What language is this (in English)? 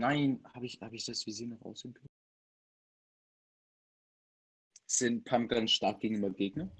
German